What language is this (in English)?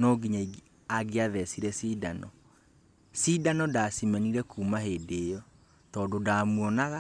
Kikuyu